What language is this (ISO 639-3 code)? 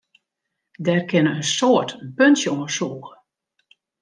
fry